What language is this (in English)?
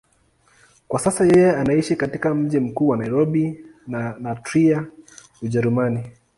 Swahili